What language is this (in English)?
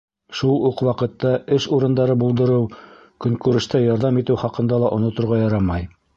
Bashkir